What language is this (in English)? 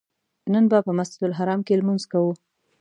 Pashto